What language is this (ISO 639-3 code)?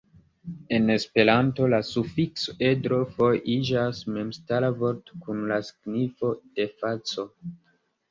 epo